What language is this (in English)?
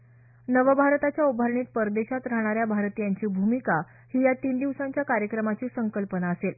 Marathi